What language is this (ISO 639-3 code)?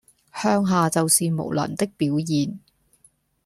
yue